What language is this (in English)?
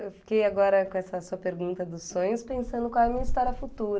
Portuguese